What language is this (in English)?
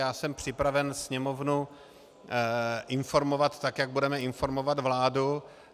Czech